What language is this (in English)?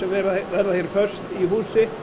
Icelandic